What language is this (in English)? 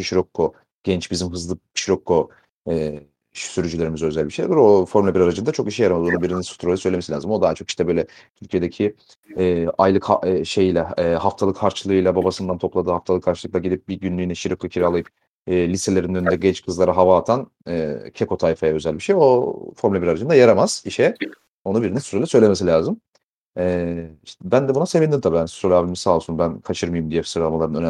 Turkish